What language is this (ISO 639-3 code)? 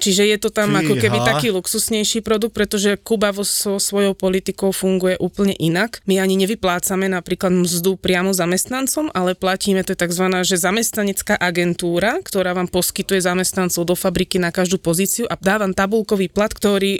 slk